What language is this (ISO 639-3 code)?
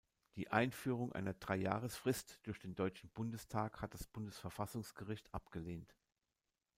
deu